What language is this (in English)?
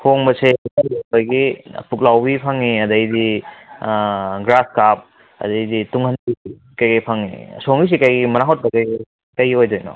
Manipuri